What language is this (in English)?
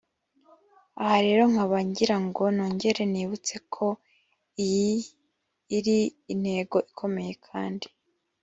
Kinyarwanda